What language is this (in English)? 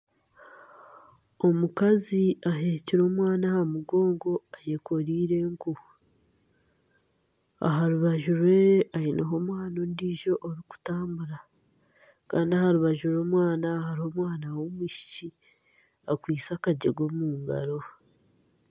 Nyankole